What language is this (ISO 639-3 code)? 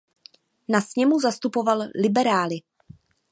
ces